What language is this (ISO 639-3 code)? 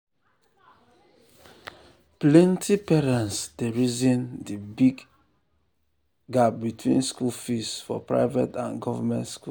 pcm